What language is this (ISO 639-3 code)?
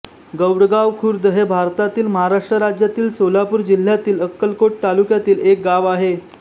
mar